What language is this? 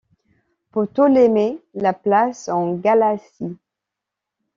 French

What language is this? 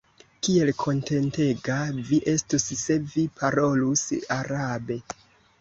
Esperanto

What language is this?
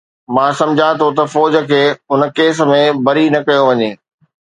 Sindhi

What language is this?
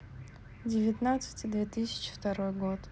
Russian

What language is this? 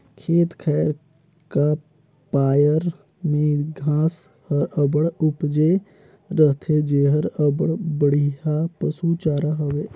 Chhattisgarhi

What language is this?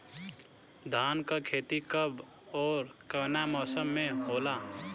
Bhojpuri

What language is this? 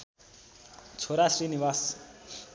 Nepali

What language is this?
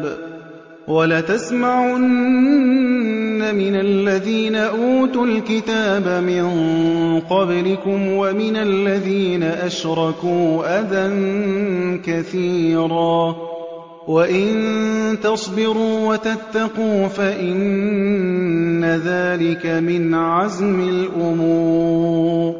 Arabic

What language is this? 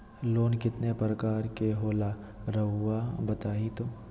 Magahi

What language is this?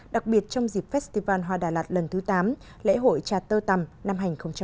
Vietnamese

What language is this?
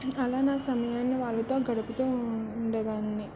Telugu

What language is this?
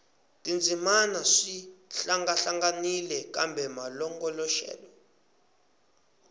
Tsonga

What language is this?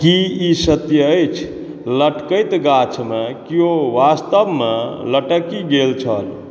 Maithili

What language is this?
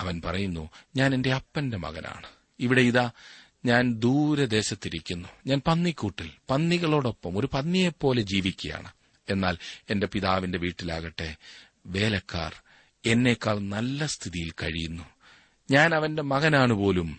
Malayalam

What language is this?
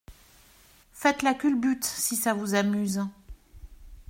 French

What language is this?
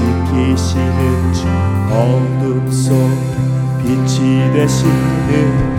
Korean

